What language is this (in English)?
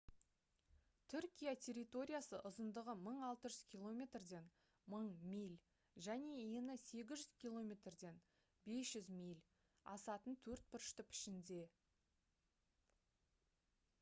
Kazakh